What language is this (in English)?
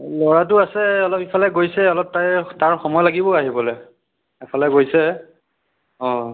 Assamese